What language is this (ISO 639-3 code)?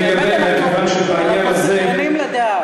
heb